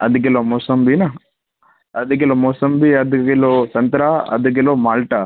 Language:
Sindhi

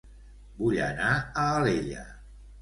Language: Catalan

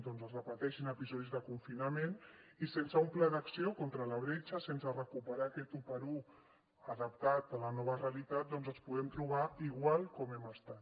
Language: Catalan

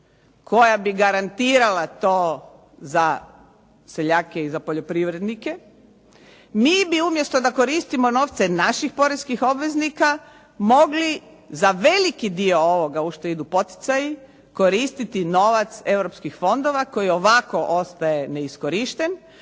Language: Croatian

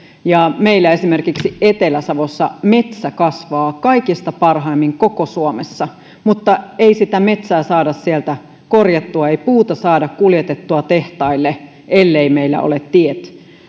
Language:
Finnish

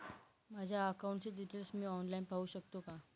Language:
Marathi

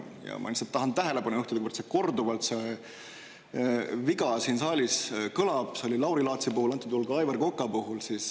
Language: Estonian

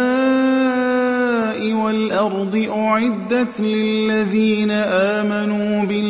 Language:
Arabic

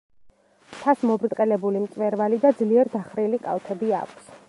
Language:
Georgian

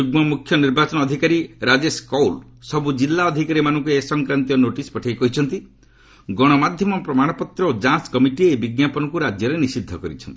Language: Odia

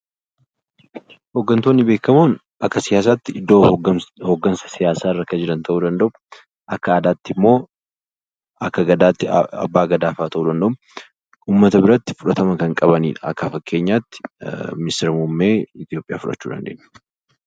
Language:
Oromo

